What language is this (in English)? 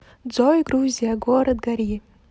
Russian